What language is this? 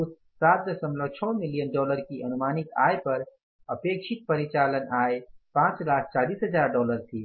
Hindi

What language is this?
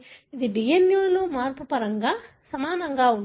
Telugu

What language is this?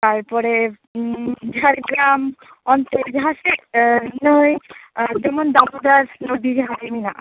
Santali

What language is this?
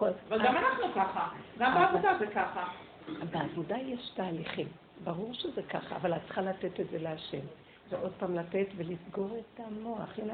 Hebrew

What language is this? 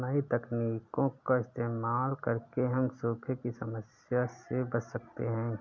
Hindi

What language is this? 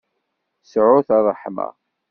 Kabyle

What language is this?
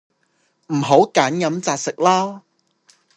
Cantonese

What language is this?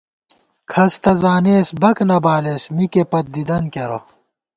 Gawar-Bati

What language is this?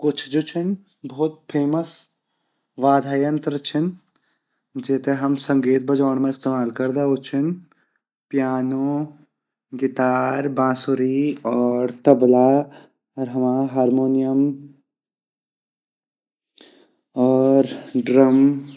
Garhwali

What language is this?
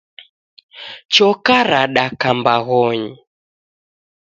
Taita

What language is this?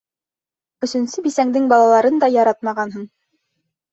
Bashkir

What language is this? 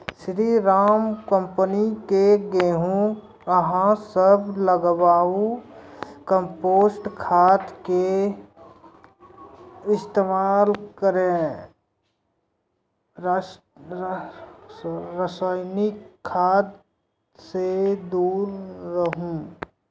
Maithili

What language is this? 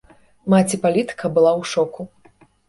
Belarusian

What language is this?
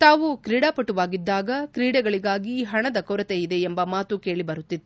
Kannada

